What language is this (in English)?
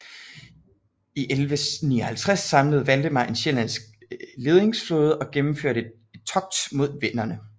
Danish